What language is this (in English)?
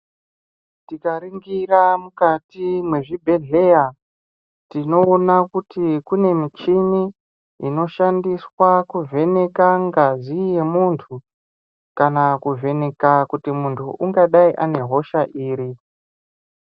Ndau